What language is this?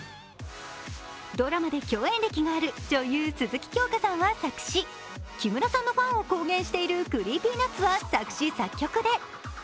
Japanese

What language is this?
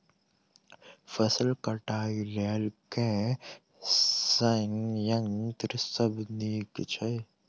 Maithili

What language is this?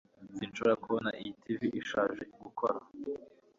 Kinyarwanda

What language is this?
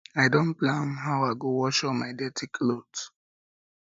Nigerian Pidgin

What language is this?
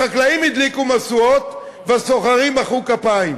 Hebrew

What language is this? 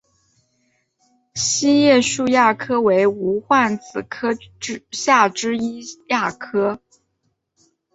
Chinese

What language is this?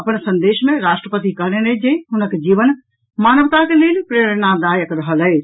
Maithili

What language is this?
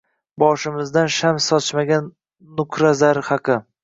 Uzbek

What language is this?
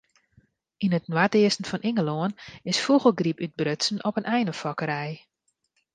Western Frisian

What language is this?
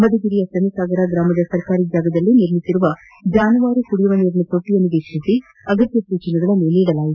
Kannada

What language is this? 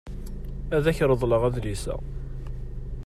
Kabyle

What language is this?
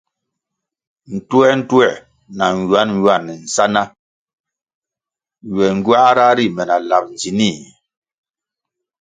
Kwasio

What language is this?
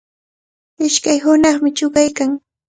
Cajatambo North Lima Quechua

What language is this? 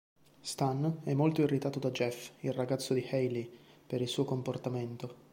Italian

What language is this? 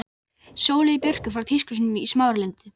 Icelandic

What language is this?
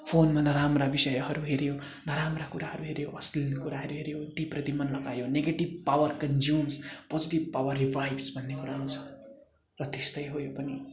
Nepali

